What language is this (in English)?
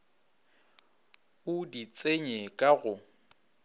Northern Sotho